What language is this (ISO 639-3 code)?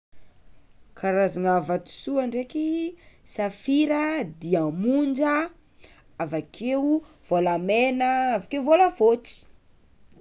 xmw